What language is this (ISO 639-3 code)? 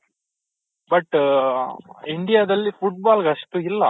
kan